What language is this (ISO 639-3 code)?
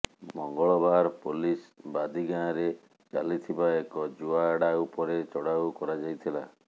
ori